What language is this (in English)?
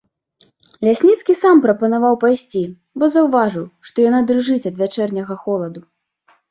Belarusian